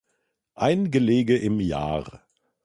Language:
German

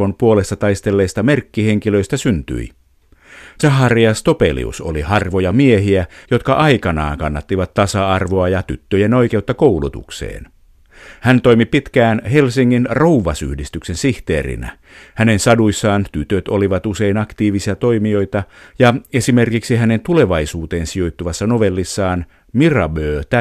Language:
Finnish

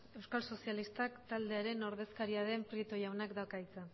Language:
Basque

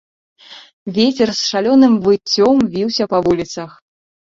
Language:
Belarusian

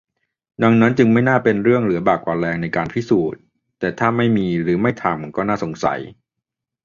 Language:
Thai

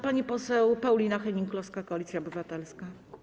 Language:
Polish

